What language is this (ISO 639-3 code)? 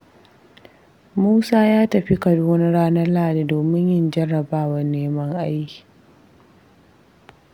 hau